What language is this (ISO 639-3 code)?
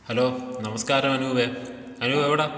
mal